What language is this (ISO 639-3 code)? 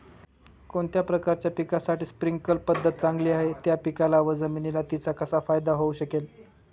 mar